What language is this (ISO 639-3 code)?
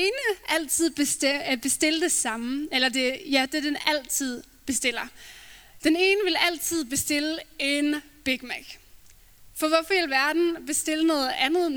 dan